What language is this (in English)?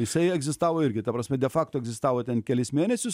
Lithuanian